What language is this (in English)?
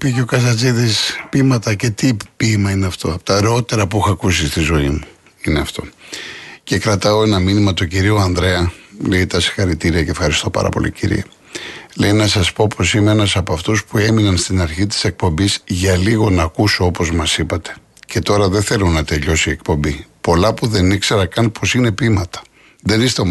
Greek